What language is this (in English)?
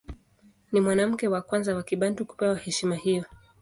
Swahili